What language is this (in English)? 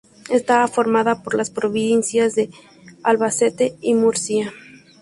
Spanish